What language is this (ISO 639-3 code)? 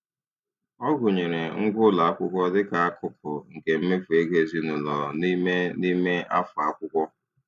ibo